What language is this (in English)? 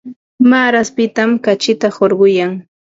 Ambo-Pasco Quechua